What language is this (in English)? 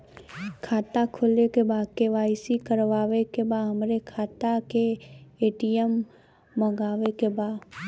Bhojpuri